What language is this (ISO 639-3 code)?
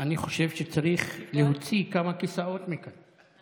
heb